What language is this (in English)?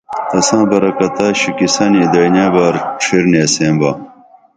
Dameli